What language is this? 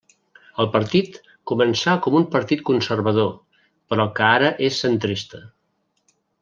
Catalan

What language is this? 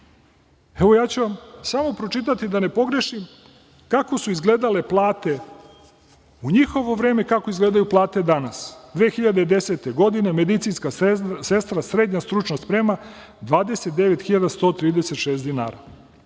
Serbian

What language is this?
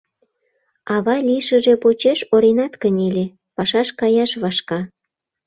Mari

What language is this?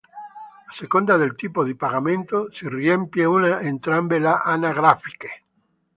Italian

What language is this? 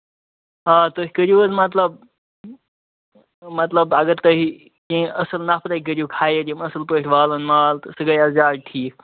Kashmiri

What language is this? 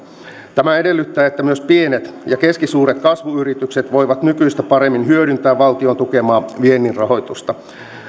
Finnish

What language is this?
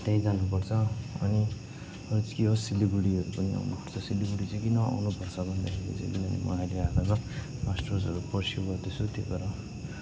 Nepali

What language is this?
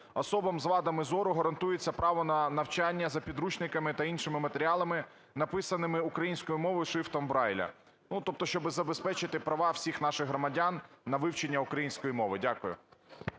Ukrainian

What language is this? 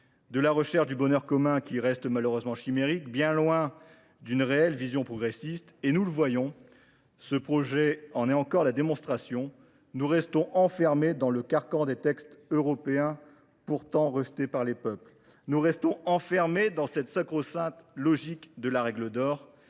French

